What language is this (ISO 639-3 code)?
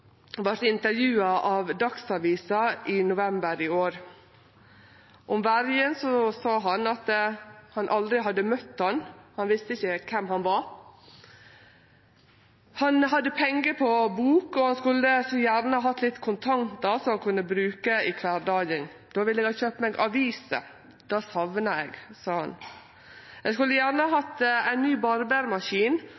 nno